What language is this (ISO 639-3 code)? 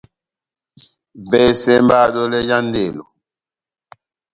bnm